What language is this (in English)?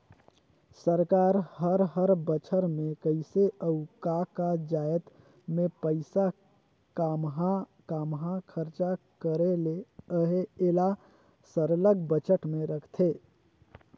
Chhattisgarhi